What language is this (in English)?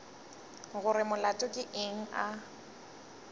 Northern Sotho